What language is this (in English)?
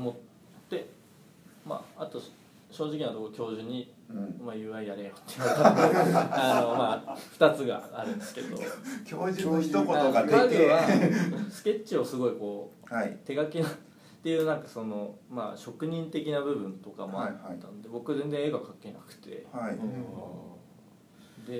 Japanese